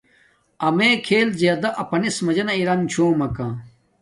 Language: Domaaki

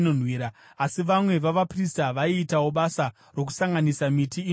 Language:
Shona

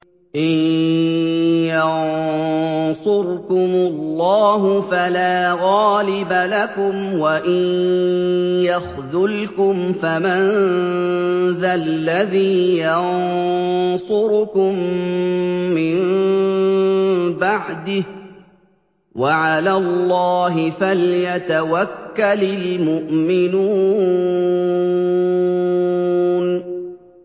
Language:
Arabic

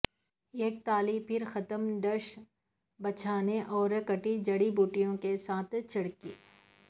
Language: Urdu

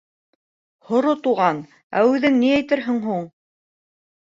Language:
Bashkir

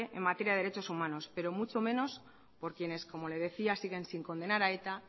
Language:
Spanish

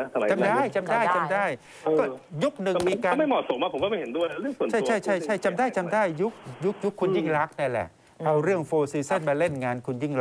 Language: Thai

